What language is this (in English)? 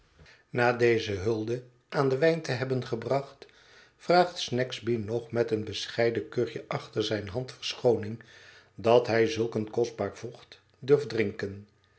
Dutch